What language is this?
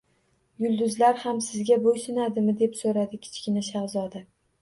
Uzbek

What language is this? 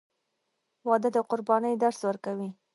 Pashto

